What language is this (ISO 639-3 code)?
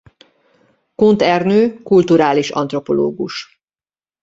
hun